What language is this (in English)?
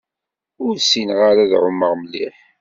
Kabyle